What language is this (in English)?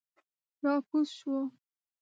Pashto